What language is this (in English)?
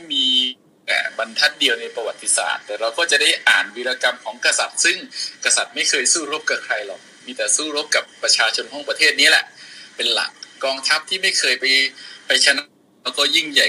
Thai